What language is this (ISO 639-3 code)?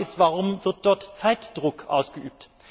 deu